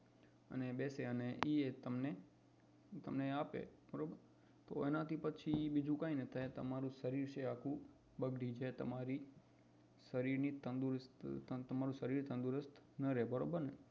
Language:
Gujarati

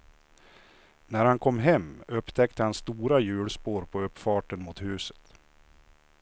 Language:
Swedish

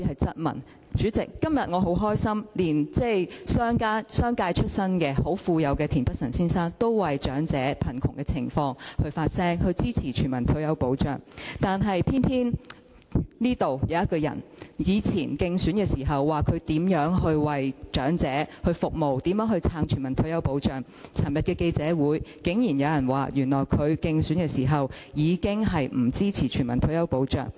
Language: Cantonese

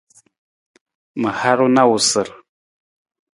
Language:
Nawdm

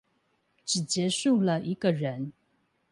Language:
Chinese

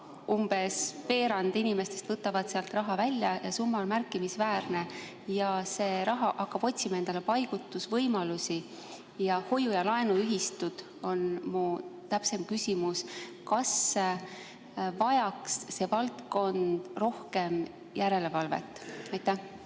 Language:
Estonian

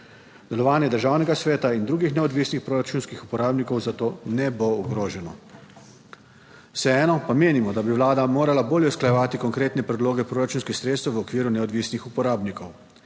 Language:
Slovenian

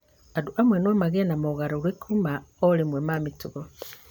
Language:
Kikuyu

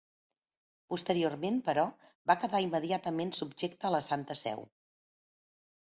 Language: Catalan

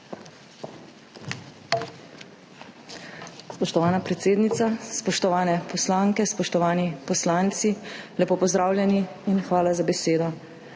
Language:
Slovenian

